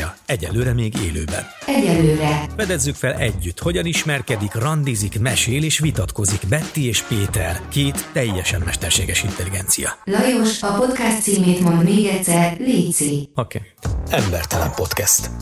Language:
Hungarian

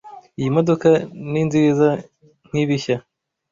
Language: Kinyarwanda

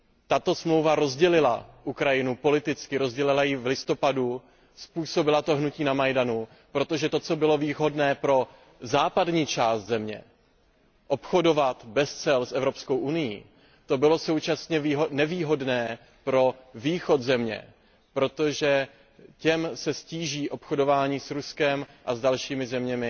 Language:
Czech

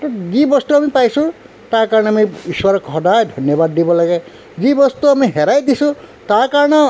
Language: Assamese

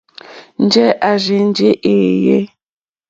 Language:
Mokpwe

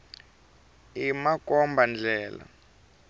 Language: Tsonga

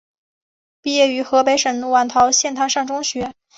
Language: Chinese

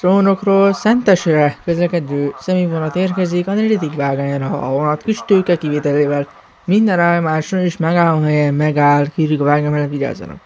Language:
Hungarian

